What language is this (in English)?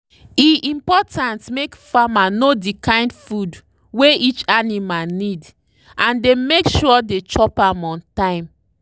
Nigerian Pidgin